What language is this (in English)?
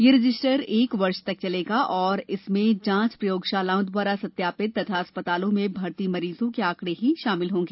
Hindi